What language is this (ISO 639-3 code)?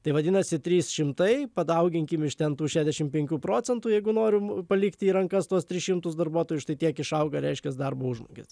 lit